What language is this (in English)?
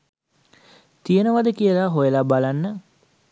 Sinhala